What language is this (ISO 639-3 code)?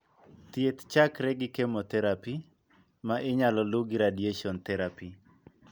luo